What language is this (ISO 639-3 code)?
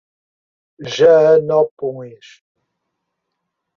por